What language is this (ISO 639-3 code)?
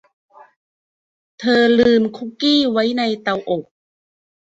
tha